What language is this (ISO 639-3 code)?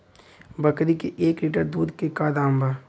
bho